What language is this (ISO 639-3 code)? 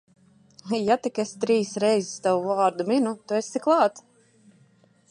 lav